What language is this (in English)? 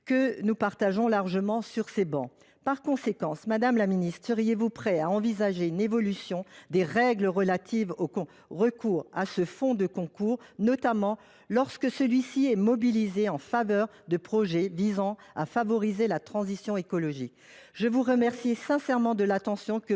French